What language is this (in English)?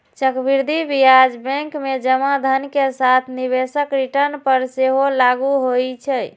Maithili